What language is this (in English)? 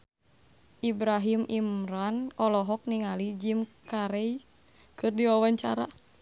Sundanese